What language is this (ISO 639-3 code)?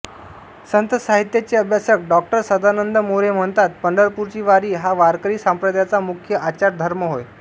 mar